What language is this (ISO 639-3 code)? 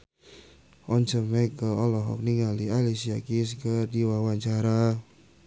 sun